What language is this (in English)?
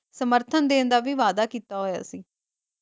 Punjabi